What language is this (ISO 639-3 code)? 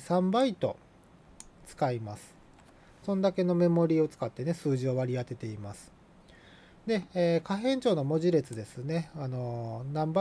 jpn